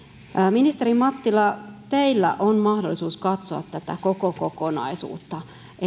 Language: Finnish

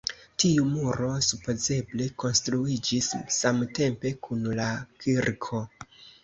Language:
Esperanto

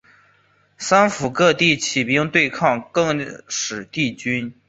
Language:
Chinese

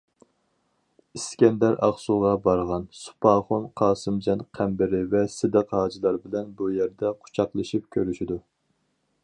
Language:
Uyghur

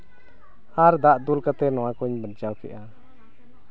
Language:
Santali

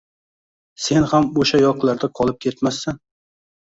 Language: Uzbek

